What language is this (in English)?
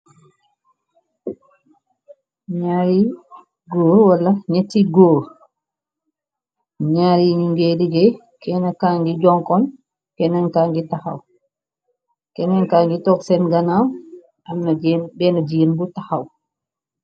Wolof